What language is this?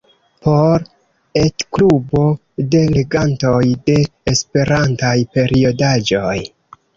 Esperanto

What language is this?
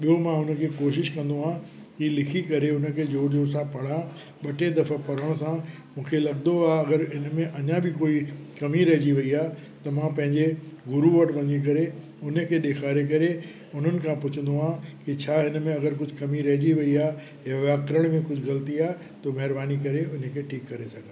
Sindhi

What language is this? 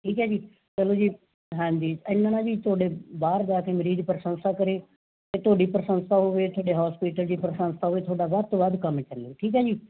Punjabi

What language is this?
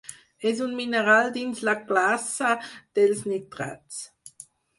Catalan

